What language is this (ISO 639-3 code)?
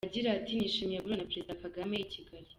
kin